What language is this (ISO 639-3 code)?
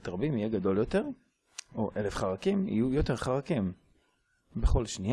heb